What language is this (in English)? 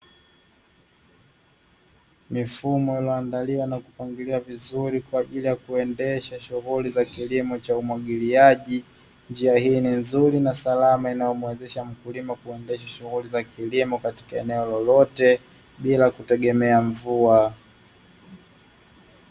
Swahili